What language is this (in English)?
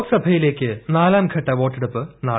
Malayalam